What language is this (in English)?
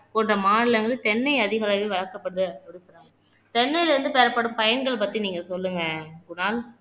Tamil